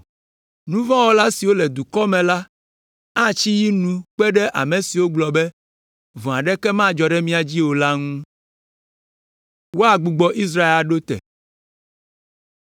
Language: Ewe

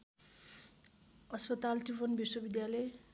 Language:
Nepali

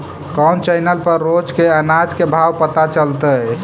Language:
Magahi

